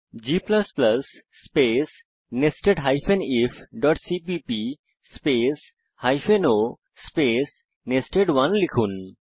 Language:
Bangla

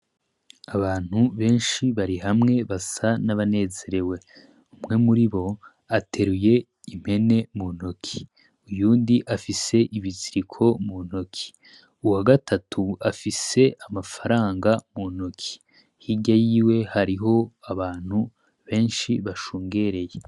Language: Rundi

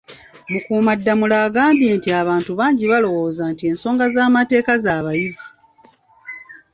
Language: Ganda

